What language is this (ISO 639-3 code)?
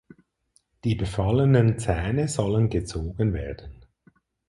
deu